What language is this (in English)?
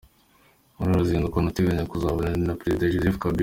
Kinyarwanda